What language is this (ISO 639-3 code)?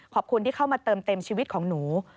tha